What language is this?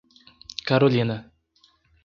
Portuguese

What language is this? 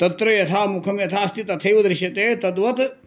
Sanskrit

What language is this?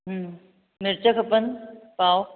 Sindhi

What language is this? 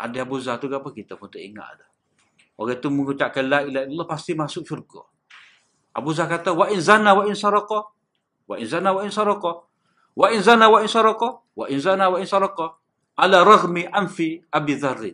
Malay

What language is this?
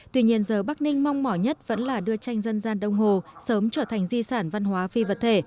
Vietnamese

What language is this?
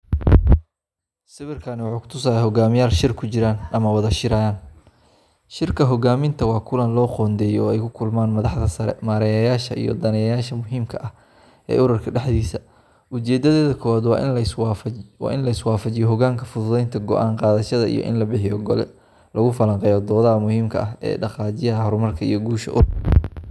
Somali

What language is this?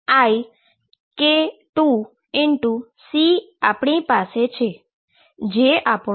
Gujarati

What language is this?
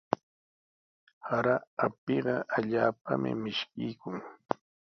Sihuas Ancash Quechua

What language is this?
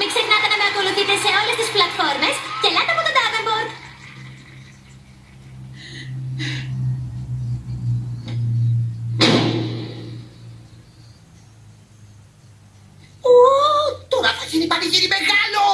Greek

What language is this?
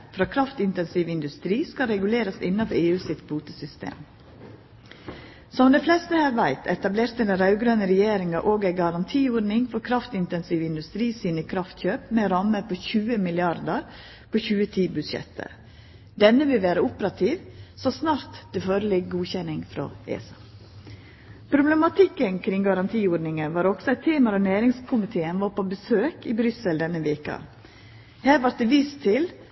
Norwegian Nynorsk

